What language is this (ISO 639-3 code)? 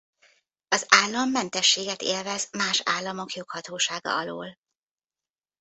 hun